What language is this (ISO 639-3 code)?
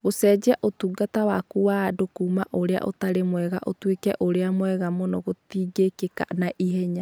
kik